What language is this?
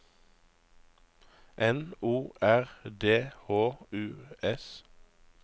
Norwegian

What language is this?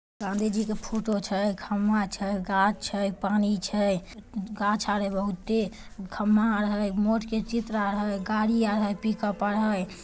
Magahi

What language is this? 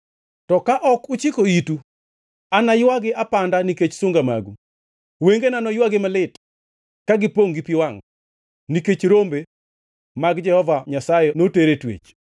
Luo (Kenya and Tanzania)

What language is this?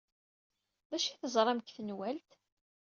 Kabyle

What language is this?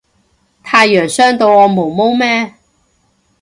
Cantonese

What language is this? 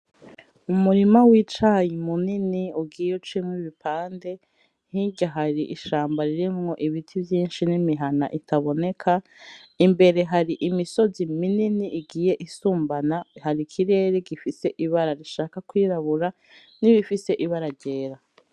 Rundi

